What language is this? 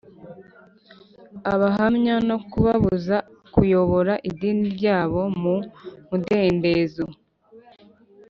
Kinyarwanda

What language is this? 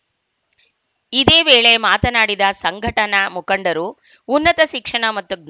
Kannada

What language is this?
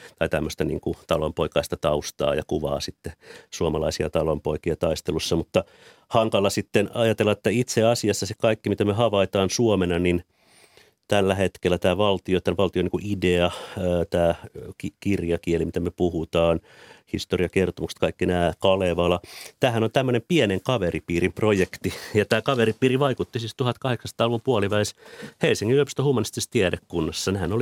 Finnish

